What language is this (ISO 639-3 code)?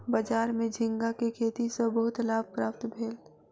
mai